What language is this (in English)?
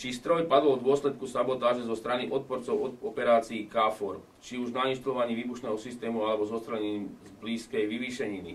Slovak